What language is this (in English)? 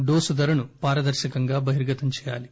Telugu